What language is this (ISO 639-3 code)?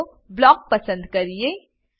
guj